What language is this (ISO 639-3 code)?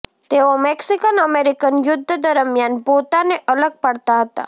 guj